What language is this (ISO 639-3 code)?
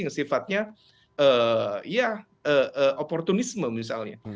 ind